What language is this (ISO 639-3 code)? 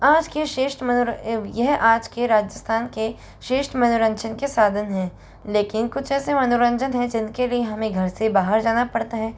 hin